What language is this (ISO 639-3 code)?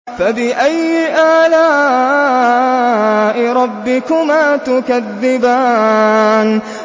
ara